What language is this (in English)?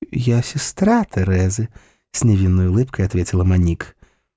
Russian